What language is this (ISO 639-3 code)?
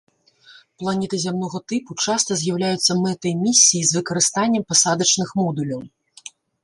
bel